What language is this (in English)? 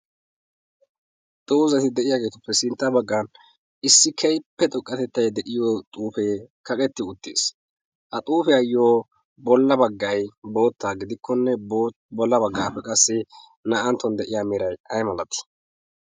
Wolaytta